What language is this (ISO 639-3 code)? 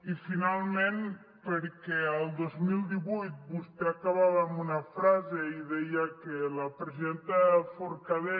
cat